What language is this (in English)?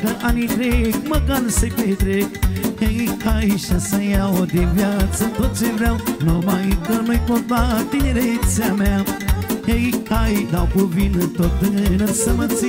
Romanian